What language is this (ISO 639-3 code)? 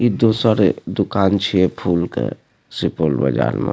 mai